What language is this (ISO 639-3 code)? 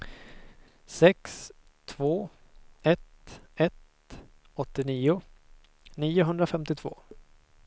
swe